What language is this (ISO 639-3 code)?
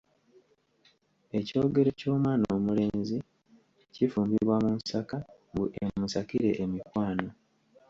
lug